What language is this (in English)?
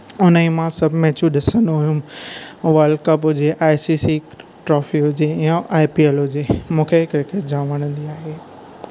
Sindhi